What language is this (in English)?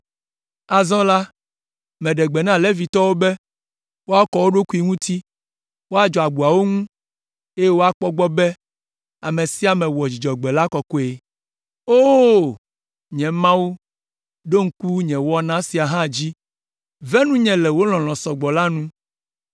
Ewe